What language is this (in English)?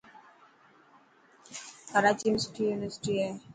Dhatki